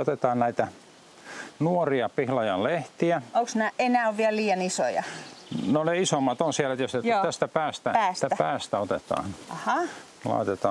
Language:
Finnish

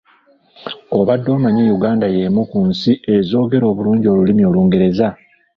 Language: Ganda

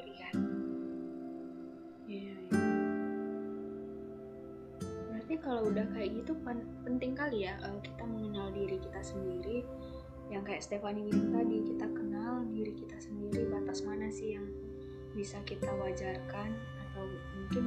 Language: Indonesian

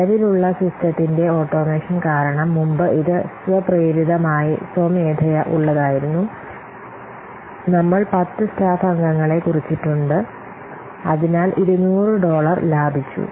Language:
Malayalam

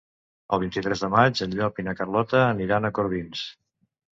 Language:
Catalan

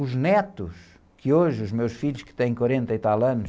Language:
Portuguese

